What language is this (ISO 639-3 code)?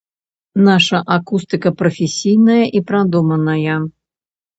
bel